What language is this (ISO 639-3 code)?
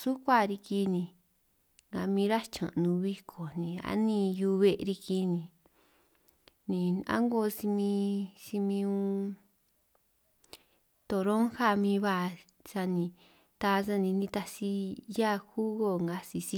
trq